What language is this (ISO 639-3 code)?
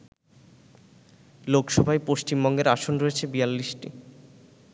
ben